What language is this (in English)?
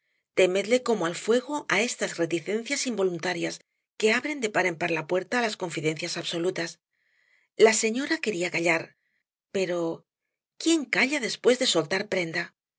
Spanish